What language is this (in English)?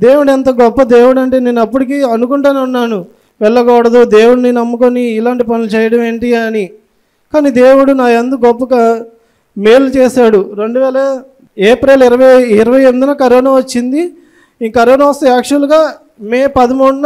Telugu